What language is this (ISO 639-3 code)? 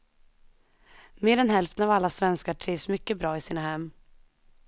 swe